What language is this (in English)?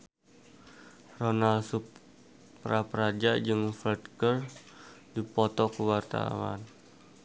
Sundanese